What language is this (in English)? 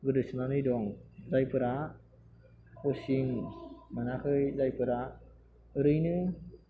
Bodo